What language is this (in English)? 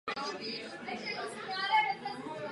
Czech